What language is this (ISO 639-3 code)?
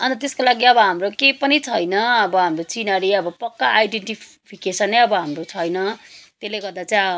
nep